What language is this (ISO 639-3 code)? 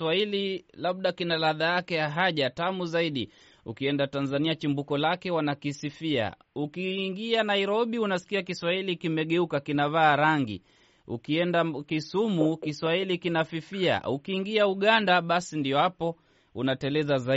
swa